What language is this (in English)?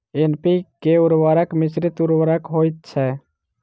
Maithili